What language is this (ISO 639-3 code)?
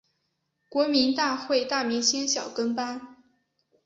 zho